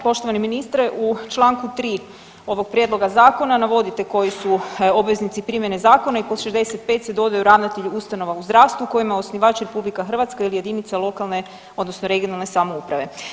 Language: Croatian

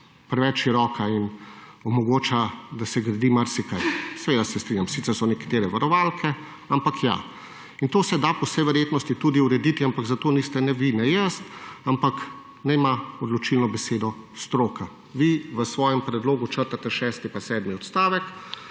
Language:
Slovenian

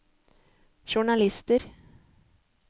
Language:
Norwegian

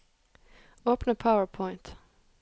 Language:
Norwegian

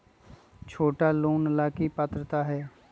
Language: Magahi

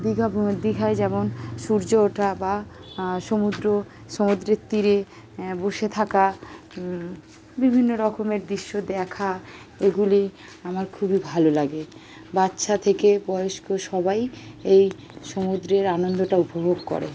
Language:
Bangla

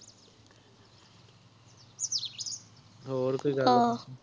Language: Punjabi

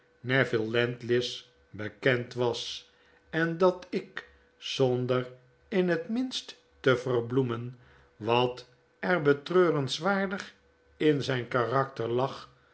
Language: Dutch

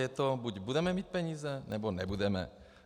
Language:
Czech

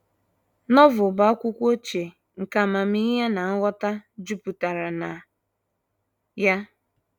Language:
Igbo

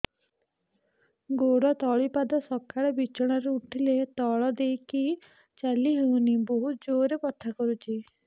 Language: Odia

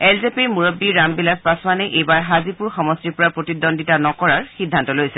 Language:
Assamese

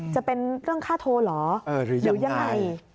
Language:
Thai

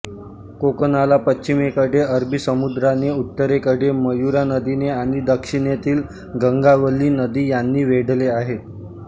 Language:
Marathi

